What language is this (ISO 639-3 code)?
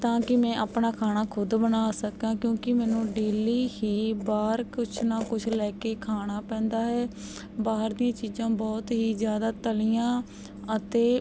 pan